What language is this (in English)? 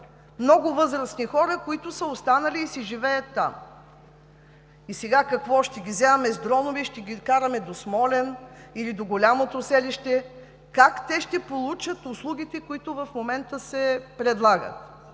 Bulgarian